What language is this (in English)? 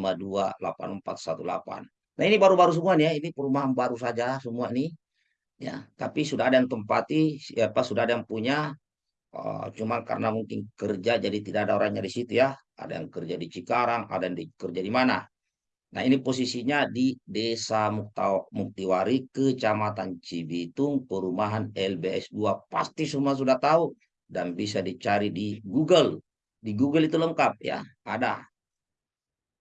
Indonesian